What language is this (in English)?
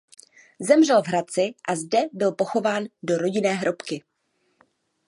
Czech